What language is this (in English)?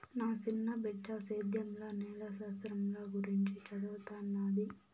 Telugu